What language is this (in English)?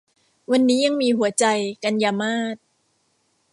Thai